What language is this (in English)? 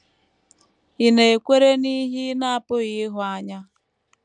Igbo